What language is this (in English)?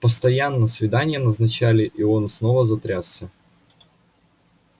Russian